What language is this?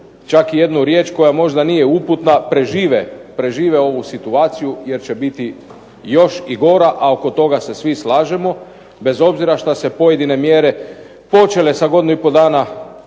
Croatian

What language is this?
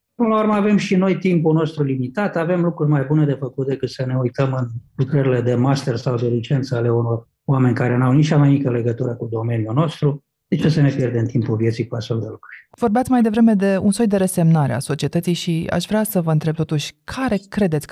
Romanian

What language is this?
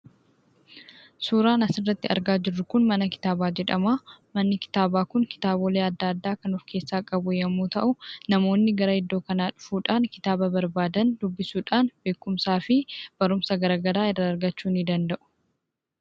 Oromo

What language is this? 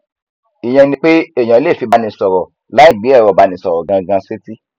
Yoruba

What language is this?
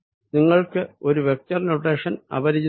Malayalam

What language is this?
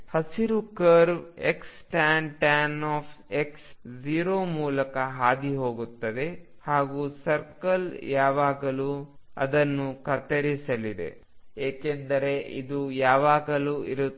Kannada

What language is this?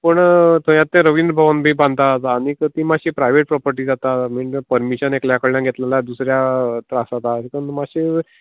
Konkani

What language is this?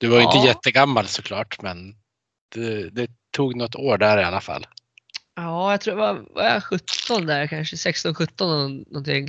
Swedish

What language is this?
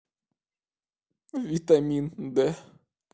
Russian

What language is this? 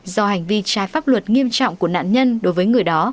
Vietnamese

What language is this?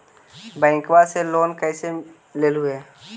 Magahi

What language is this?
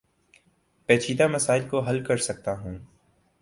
Urdu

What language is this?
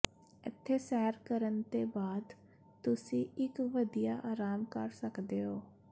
Punjabi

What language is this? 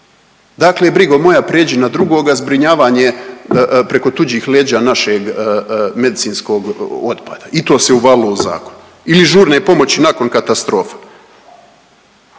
Croatian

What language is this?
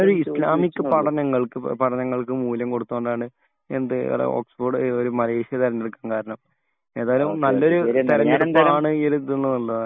Malayalam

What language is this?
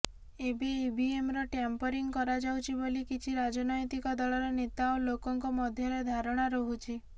Odia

